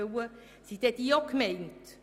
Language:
Swiss German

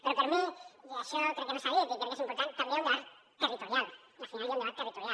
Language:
Catalan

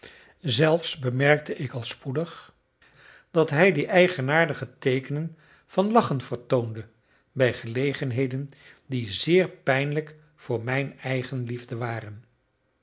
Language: Dutch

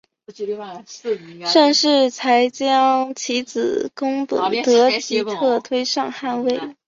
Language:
Chinese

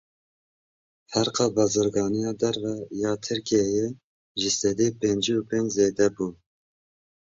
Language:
Kurdish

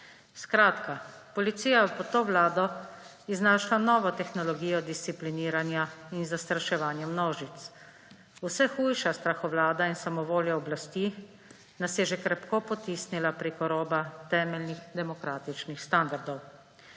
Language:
Slovenian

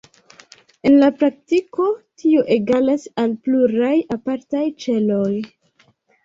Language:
Esperanto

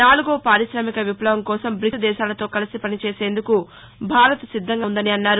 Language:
Telugu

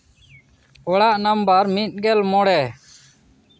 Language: Santali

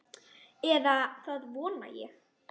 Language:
Icelandic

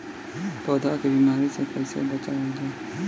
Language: Bhojpuri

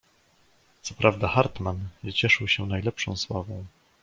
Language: Polish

